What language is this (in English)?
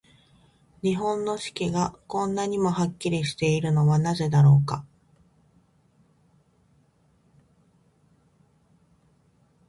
Japanese